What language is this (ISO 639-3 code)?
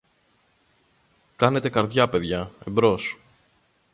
ell